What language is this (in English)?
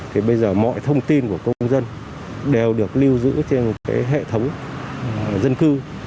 Vietnamese